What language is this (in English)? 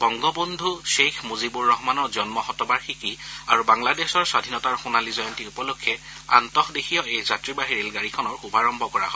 Assamese